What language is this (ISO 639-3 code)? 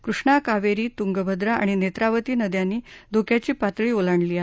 mar